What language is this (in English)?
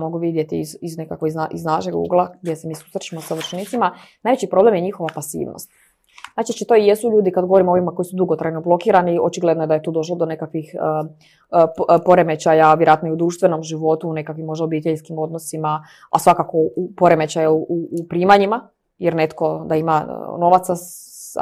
Croatian